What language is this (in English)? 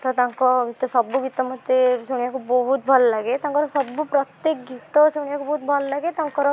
Odia